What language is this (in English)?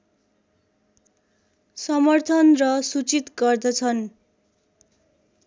Nepali